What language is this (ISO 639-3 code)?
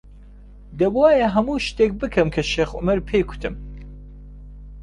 ckb